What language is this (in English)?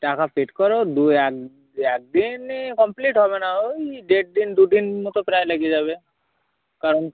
Bangla